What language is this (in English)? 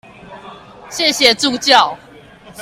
Chinese